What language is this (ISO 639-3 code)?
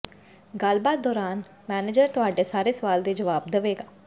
pan